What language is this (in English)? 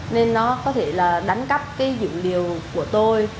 Vietnamese